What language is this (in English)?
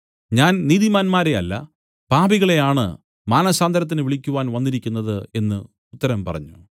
Malayalam